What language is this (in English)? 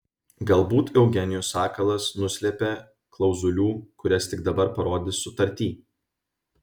Lithuanian